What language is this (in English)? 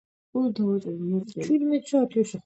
Georgian